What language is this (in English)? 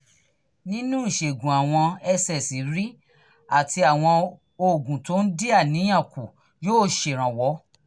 Yoruba